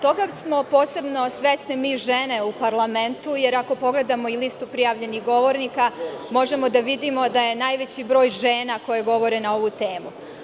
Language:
Serbian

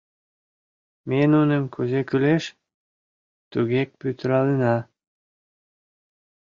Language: Mari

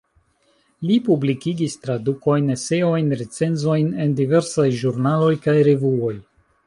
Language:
Esperanto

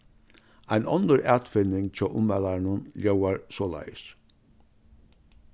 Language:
Faroese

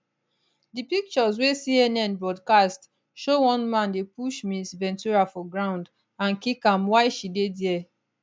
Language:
Nigerian Pidgin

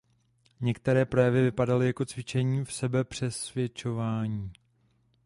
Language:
Czech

